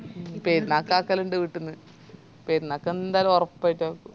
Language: Malayalam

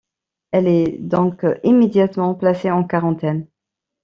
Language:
French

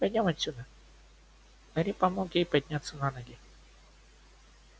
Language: Russian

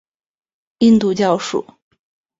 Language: Chinese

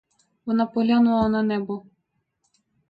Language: Ukrainian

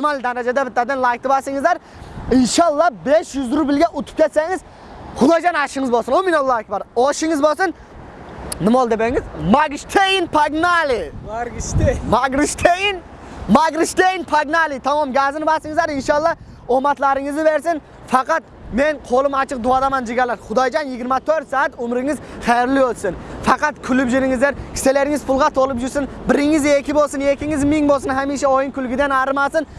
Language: Turkish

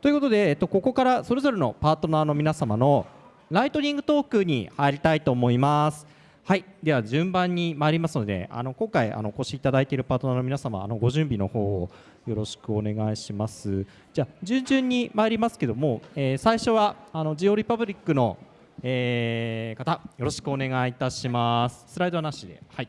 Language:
Japanese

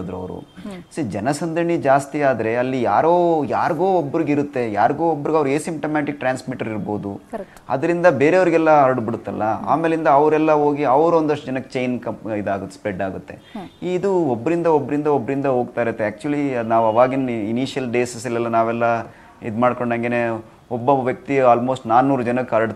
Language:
Kannada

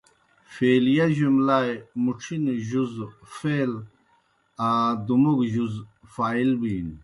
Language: Kohistani Shina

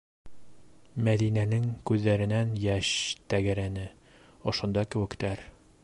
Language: Bashkir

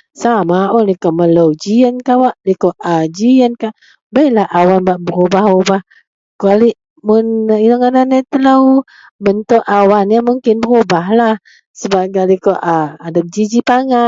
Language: Central Melanau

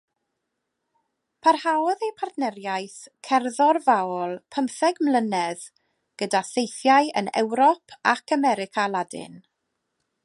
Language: Welsh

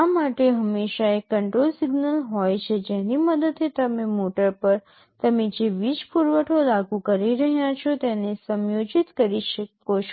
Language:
Gujarati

